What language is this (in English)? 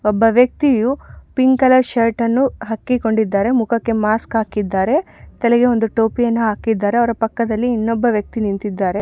Kannada